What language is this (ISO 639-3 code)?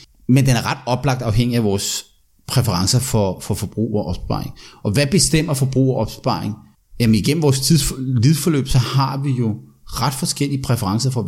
dan